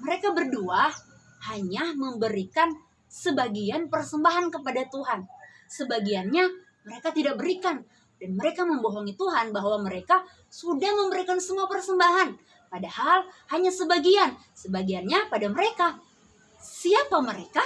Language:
Indonesian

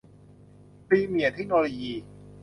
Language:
Thai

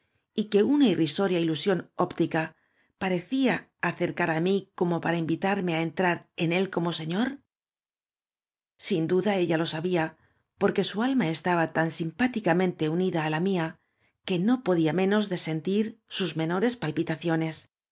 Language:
Spanish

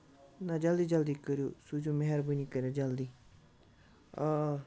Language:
Kashmiri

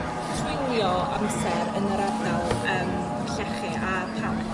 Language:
Welsh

